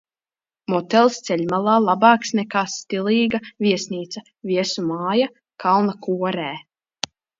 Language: Latvian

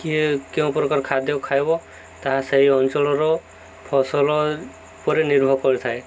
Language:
Odia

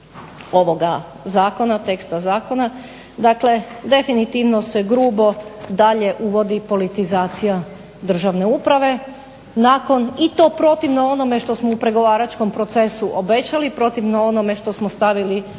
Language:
Croatian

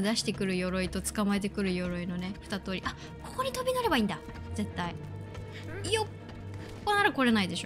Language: Japanese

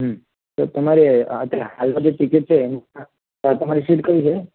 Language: Gujarati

